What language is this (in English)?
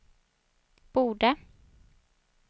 Swedish